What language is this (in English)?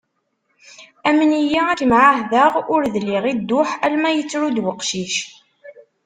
Kabyle